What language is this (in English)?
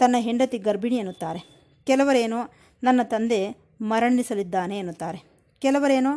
Kannada